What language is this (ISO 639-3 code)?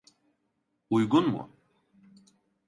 tur